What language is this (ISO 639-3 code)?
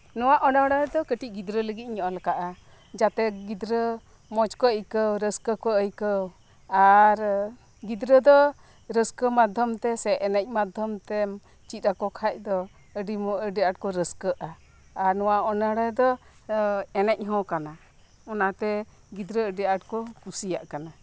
sat